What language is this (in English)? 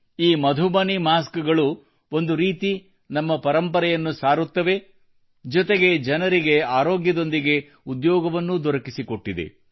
Kannada